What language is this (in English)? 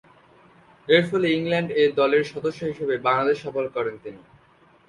Bangla